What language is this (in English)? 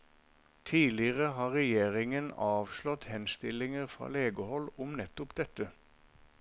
Norwegian